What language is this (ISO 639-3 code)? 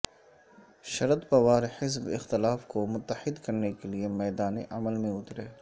urd